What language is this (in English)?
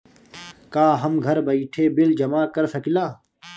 Bhojpuri